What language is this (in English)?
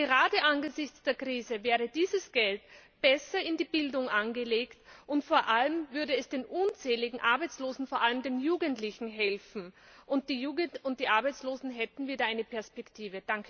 German